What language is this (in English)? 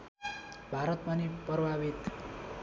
Nepali